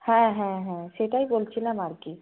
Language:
Bangla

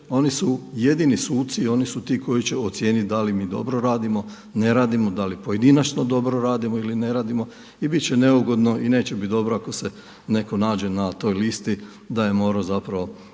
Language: Croatian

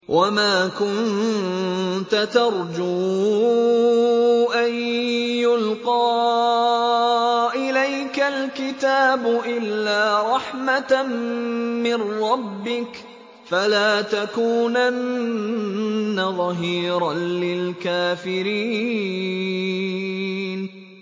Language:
Arabic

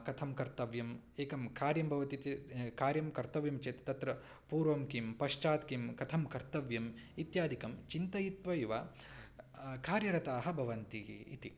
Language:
Sanskrit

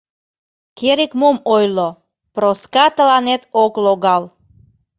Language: Mari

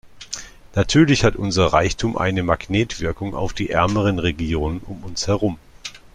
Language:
German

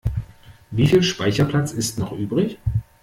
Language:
German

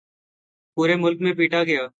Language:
Urdu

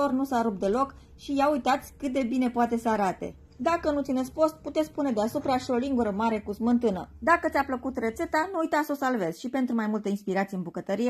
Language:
Romanian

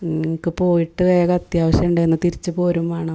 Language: Malayalam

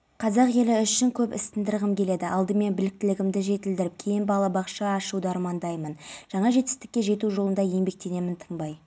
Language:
Kazakh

